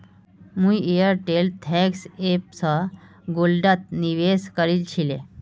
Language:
Magahi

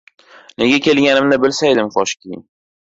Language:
Uzbek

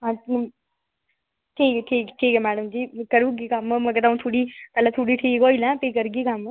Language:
Dogri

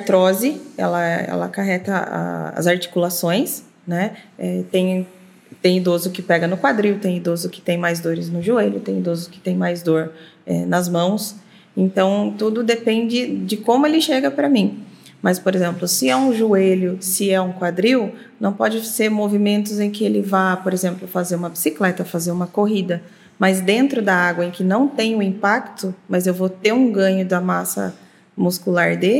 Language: Portuguese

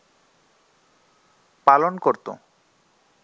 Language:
Bangla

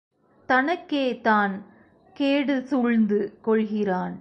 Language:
Tamil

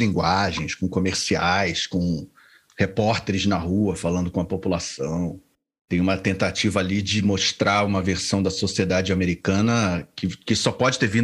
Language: Portuguese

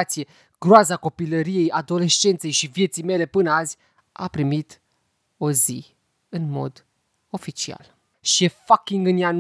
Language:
Romanian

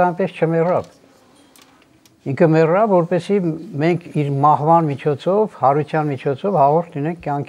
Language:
Turkish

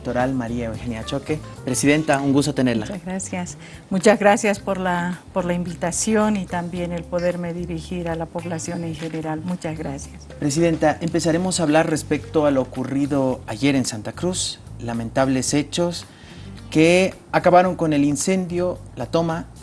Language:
Spanish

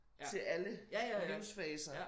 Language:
Danish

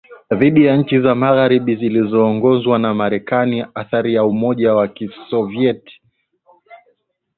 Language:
Swahili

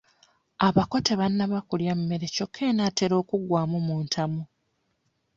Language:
Ganda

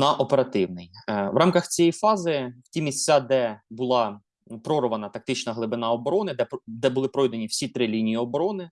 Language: Ukrainian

